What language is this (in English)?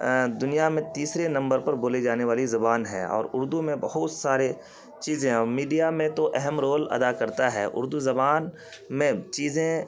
Urdu